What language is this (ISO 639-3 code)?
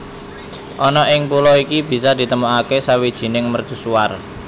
jav